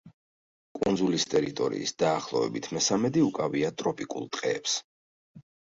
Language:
Georgian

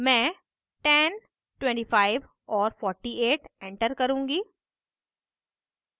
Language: Hindi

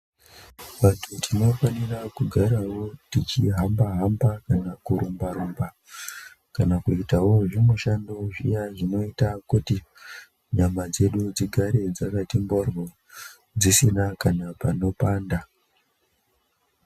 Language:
Ndau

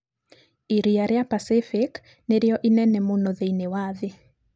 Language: Kikuyu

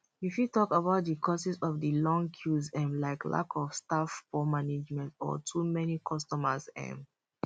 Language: Nigerian Pidgin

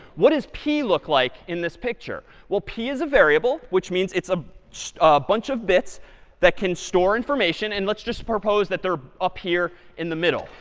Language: English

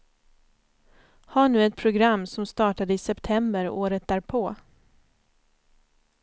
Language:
Swedish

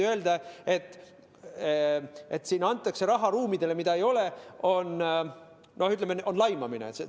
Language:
Estonian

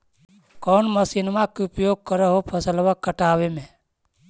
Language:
Magahi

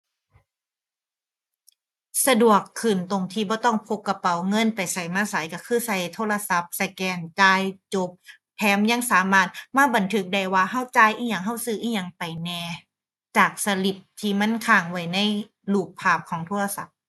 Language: Thai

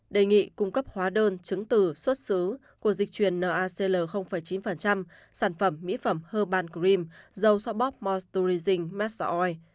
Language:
Vietnamese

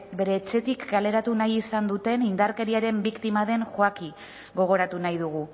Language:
Basque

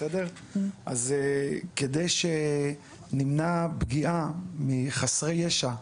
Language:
Hebrew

